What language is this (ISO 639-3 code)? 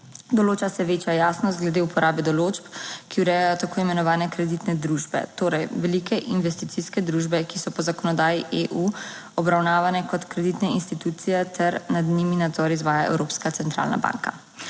slv